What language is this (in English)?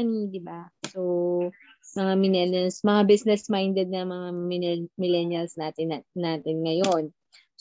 Filipino